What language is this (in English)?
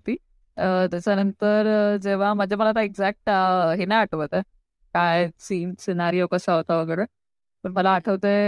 Marathi